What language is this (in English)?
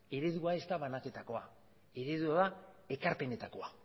Basque